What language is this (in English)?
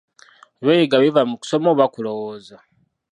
Ganda